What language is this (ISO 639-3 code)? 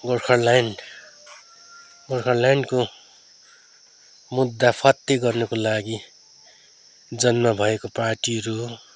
nep